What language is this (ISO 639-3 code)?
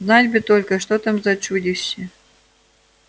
rus